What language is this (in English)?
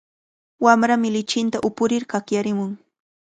Cajatambo North Lima Quechua